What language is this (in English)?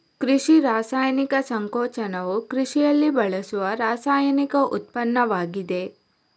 Kannada